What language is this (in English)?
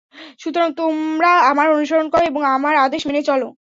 Bangla